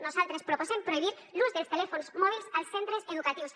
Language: Catalan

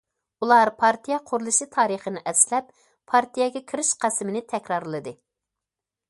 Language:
Uyghur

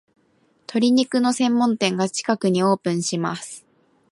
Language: Japanese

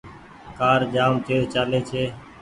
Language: Goaria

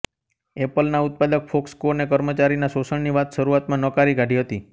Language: Gujarati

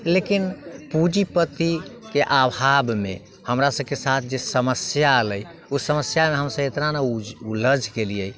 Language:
Maithili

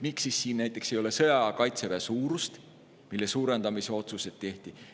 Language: Estonian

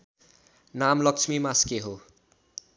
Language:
Nepali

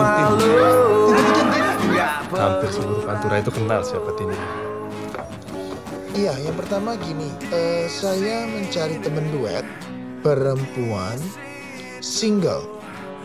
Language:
Indonesian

